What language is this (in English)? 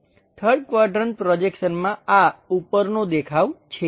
Gujarati